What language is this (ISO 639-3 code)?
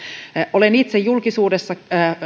fin